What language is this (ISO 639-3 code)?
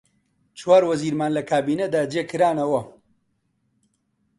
ckb